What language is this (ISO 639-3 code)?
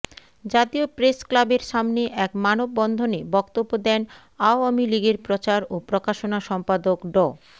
ben